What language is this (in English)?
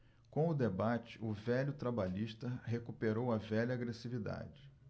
Portuguese